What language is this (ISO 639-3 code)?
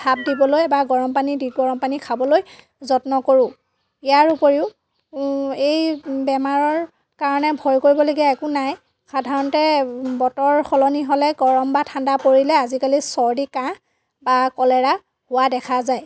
asm